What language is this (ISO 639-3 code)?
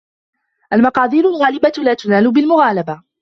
ara